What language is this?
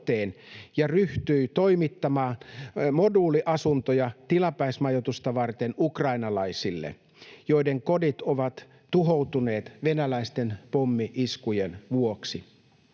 Finnish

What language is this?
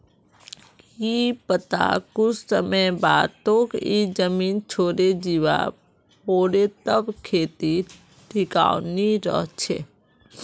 Magahi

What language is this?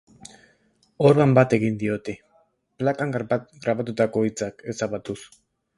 Basque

